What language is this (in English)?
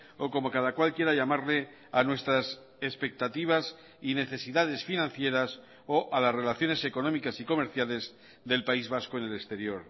Spanish